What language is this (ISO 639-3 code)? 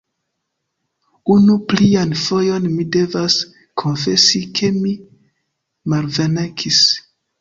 epo